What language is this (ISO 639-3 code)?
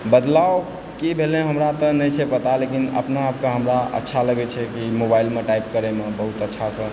mai